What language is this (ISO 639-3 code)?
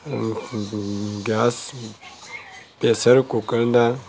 mni